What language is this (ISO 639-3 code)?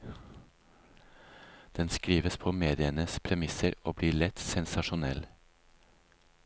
nor